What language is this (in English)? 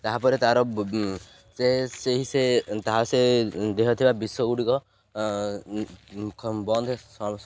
Odia